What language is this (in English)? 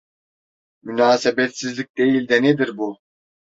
Turkish